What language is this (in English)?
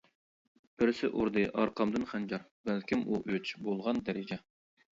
Uyghur